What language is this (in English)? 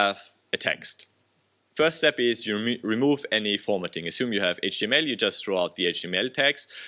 English